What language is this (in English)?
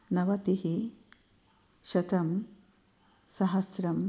Sanskrit